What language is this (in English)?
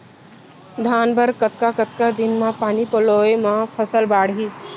Chhattisgarhi